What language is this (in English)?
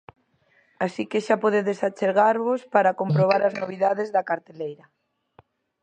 Galician